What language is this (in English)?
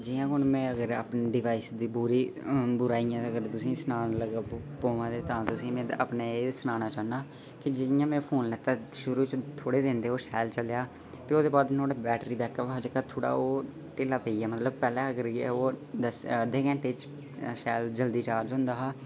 Dogri